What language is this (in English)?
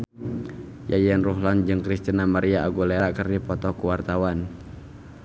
Sundanese